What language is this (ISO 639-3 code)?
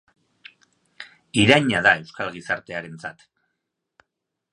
eus